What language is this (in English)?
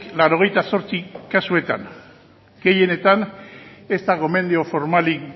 Basque